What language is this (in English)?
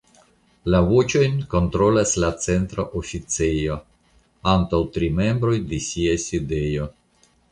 Esperanto